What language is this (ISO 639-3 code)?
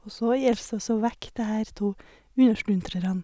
nor